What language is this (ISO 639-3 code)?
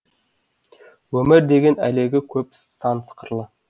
kaz